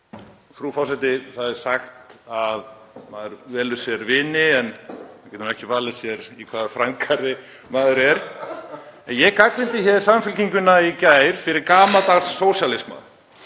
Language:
Icelandic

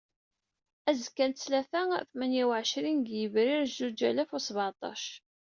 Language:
Kabyle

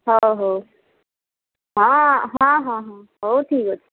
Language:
Odia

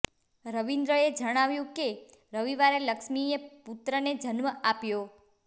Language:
Gujarati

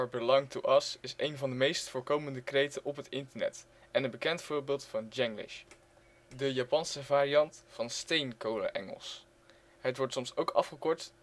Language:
Dutch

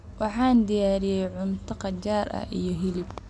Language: Somali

